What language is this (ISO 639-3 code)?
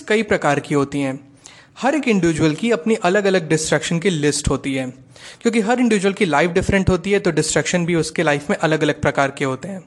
hin